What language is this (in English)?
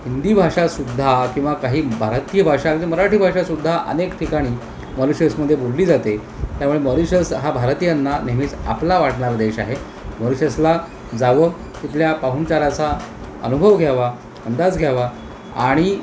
Marathi